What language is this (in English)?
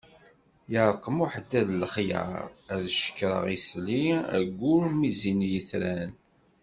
Kabyle